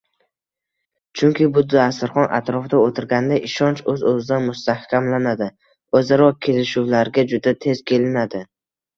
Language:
Uzbek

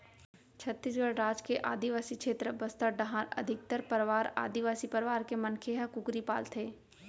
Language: Chhattisgarhi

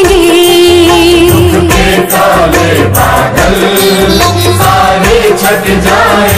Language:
Hindi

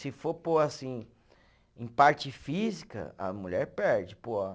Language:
Portuguese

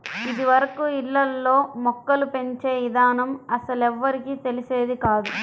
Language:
Telugu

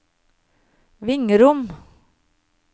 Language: Norwegian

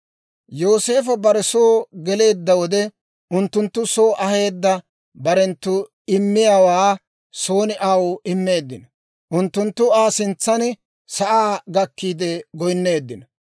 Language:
Dawro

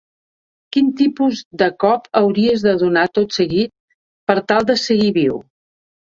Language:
Catalan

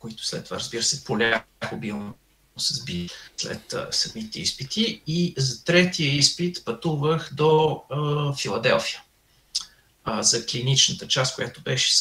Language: Bulgarian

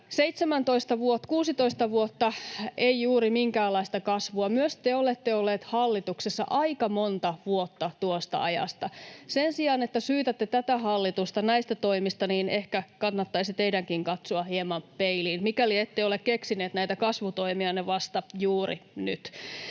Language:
Finnish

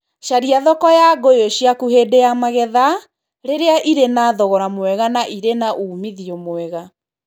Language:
Kikuyu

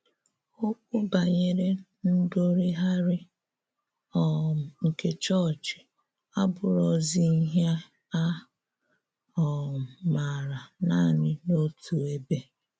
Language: Igbo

